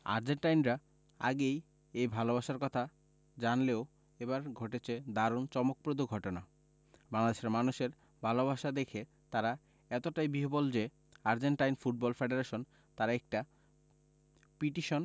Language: Bangla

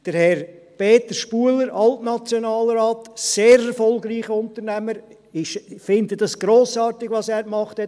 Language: Swiss German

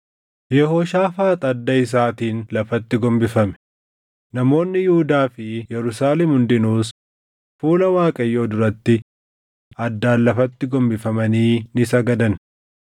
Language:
Oromo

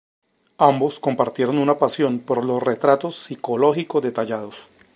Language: Spanish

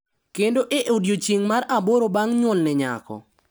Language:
Luo (Kenya and Tanzania)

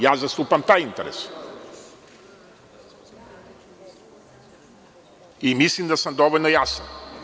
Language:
Serbian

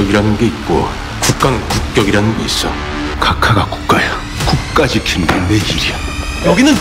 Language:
Korean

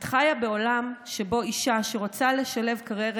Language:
Hebrew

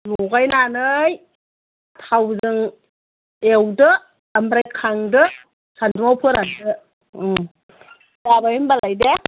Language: Bodo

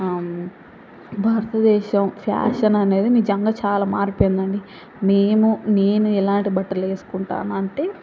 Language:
Telugu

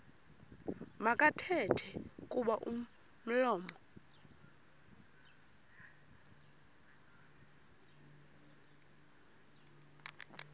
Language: Xhosa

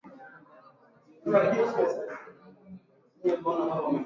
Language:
Swahili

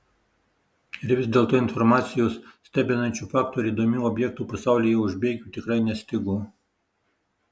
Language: Lithuanian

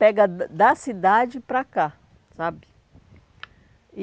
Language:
Portuguese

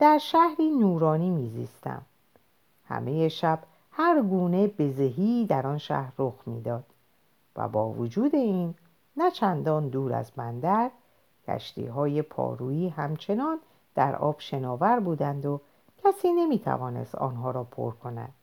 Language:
Persian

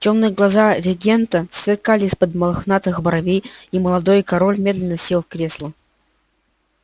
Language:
Russian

